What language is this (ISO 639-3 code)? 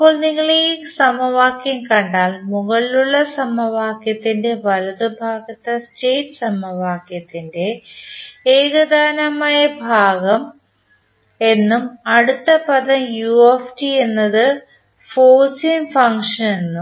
mal